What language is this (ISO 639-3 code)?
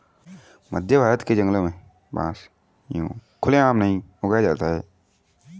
hin